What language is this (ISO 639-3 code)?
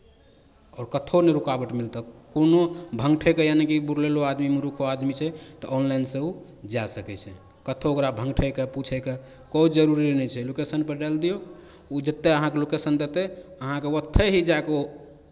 mai